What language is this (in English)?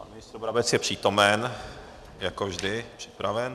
Czech